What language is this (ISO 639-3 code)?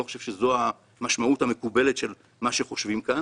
heb